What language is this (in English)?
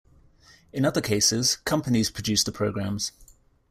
English